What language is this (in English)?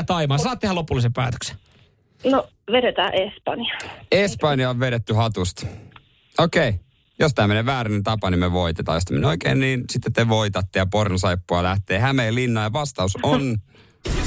Finnish